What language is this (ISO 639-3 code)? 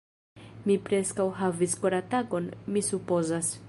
epo